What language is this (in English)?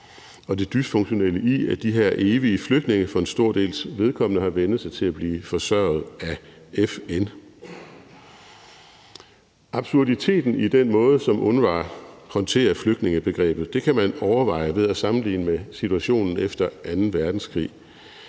Danish